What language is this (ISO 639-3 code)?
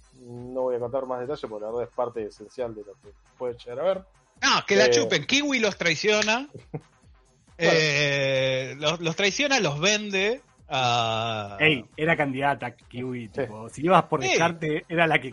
spa